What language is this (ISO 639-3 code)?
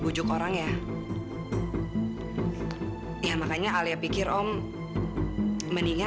ind